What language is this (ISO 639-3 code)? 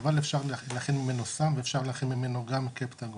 heb